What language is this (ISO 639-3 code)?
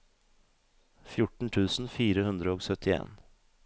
nor